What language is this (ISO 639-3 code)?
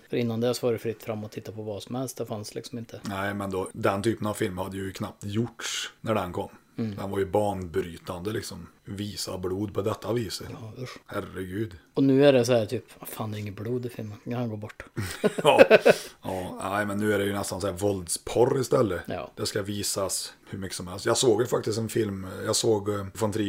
swe